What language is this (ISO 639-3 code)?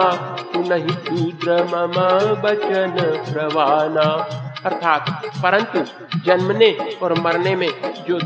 hin